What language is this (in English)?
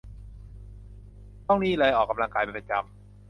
Thai